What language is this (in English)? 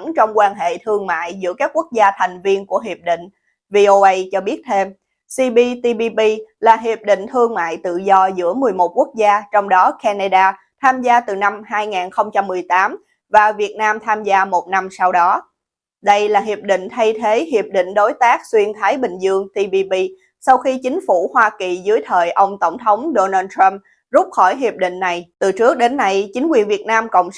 Vietnamese